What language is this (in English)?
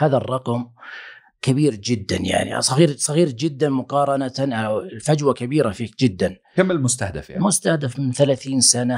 Arabic